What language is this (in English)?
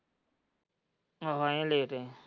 Punjabi